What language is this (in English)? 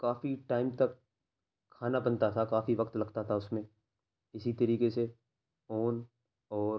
Urdu